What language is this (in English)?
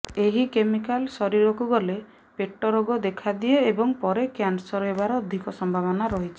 Odia